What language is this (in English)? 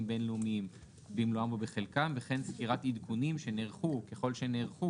Hebrew